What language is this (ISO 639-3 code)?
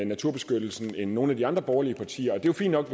dan